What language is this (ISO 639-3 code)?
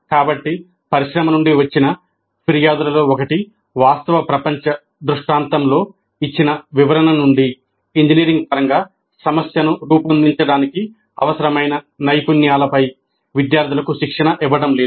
tel